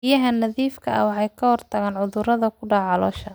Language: Somali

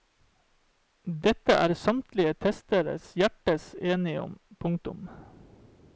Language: Norwegian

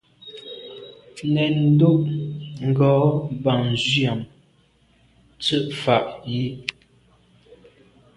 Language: Medumba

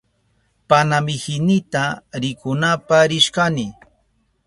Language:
Southern Pastaza Quechua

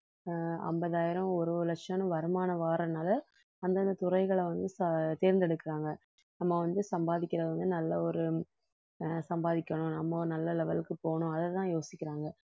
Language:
Tamil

